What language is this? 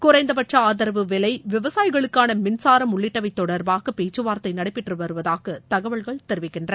Tamil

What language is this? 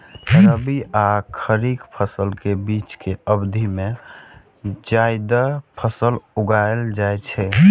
Maithili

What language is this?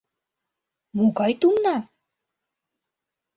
Mari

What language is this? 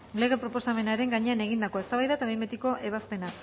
Basque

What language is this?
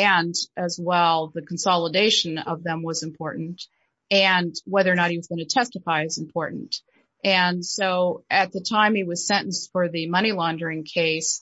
English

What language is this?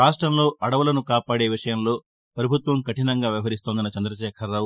Telugu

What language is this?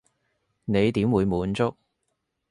Cantonese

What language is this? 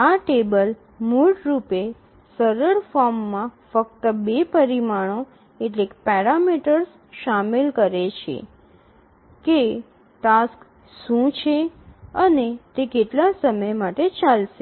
Gujarati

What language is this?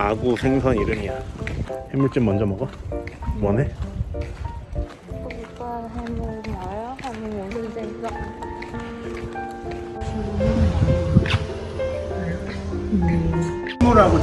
Korean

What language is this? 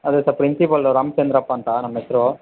Kannada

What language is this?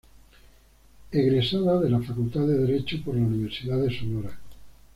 Spanish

